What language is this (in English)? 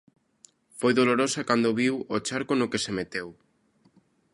Galician